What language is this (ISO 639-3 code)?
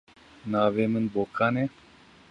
kur